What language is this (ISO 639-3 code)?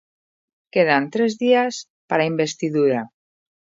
glg